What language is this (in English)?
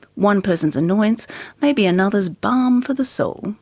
English